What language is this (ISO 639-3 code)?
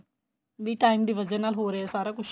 pan